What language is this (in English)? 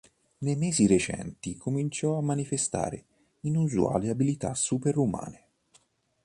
Italian